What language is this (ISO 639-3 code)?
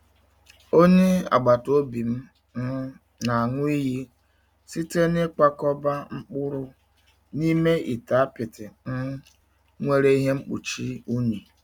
ibo